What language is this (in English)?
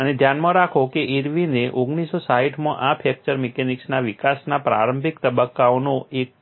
Gujarati